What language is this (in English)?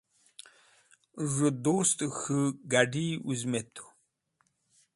Wakhi